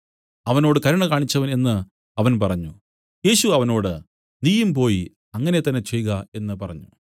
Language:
Malayalam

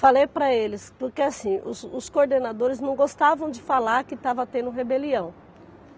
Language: Portuguese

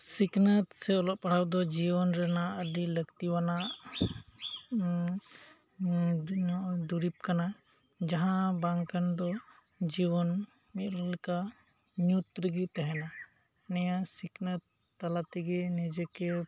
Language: Santali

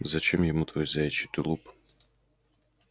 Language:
Russian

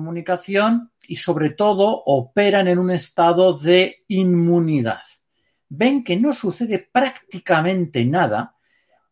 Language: Spanish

